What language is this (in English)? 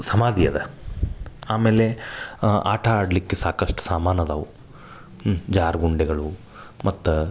Kannada